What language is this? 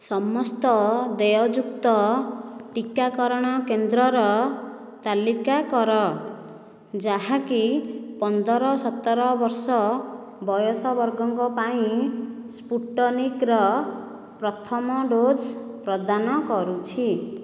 Odia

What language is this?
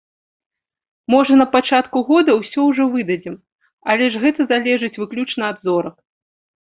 Belarusian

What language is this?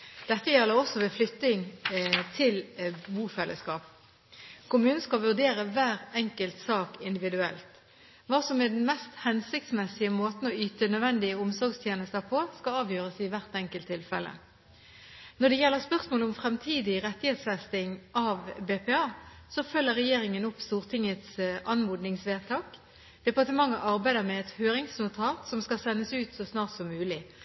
Norwegian Bokmål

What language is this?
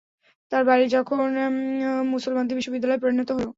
Bangla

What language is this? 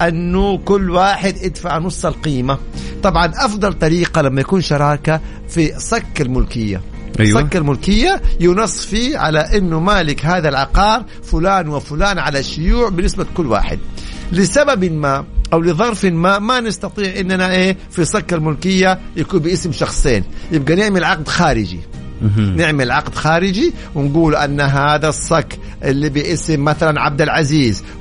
Arabic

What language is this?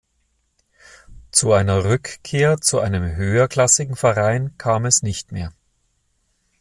German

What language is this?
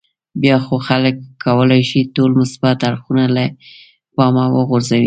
Pashto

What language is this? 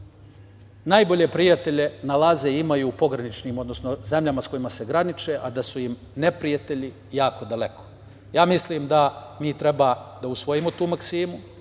Serbian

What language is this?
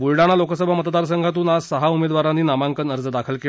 Marathi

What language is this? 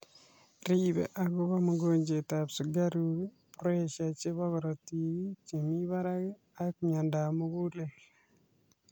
Kalenjin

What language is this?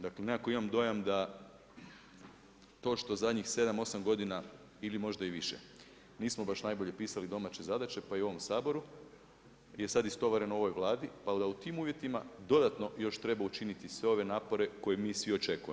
Croatian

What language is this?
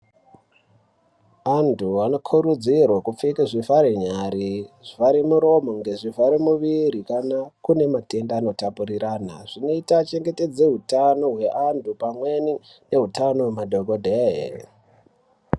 Ndau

